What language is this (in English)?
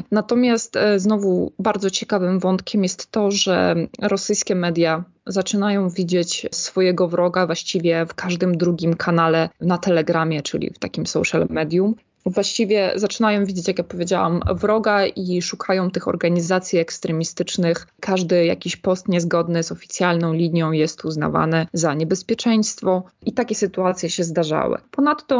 Polish